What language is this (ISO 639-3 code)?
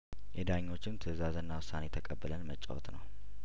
amh